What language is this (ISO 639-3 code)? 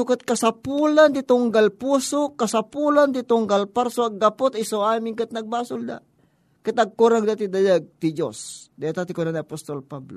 fil